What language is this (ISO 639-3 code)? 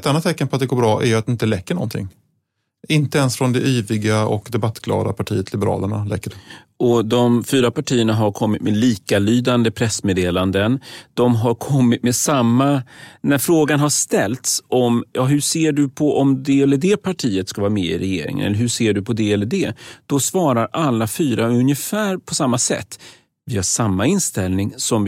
swe